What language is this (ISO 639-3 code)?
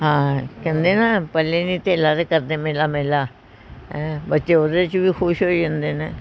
pan